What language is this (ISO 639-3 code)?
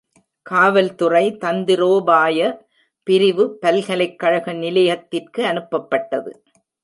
tam